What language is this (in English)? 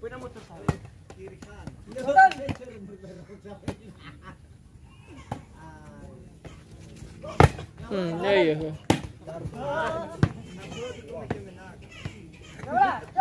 Indonesian